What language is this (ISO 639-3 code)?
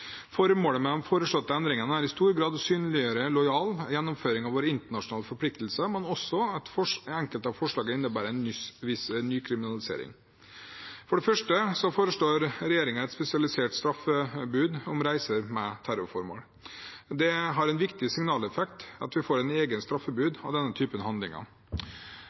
nob